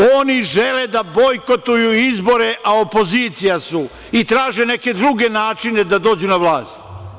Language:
Serbian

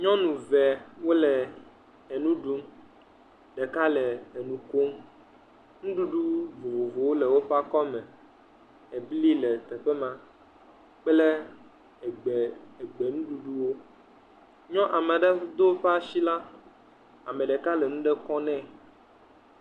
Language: Ewe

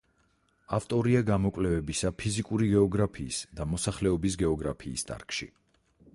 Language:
Georgian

